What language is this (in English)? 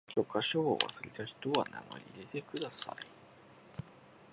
Japanese